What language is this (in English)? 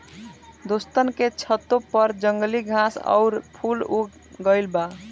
Bhojpuri